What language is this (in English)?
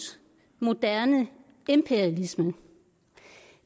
Danish